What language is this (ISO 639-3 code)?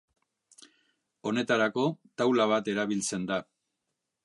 eus